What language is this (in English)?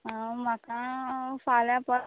Konkani